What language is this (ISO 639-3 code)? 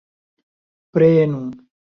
epo